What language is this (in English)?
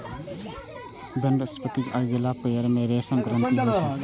Maithili